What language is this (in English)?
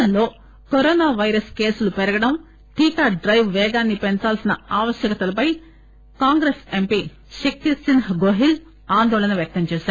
Telugu